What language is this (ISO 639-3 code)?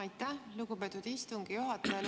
est